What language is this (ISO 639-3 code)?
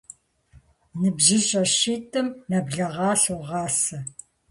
kbd